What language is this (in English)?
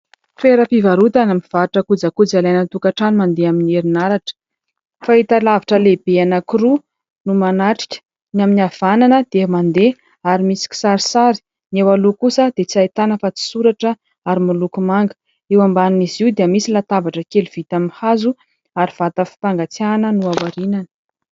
Malagasy